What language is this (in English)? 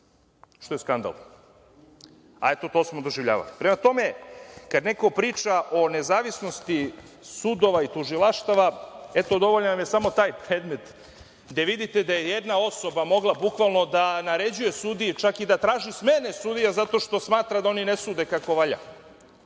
Serbian